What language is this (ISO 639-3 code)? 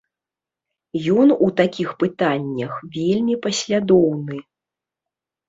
bel